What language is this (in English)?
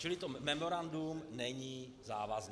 Czech